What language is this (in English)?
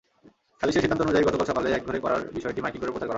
Bangla